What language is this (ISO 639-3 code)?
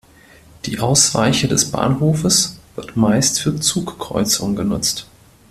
deu